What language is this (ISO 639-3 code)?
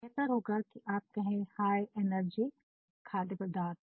hin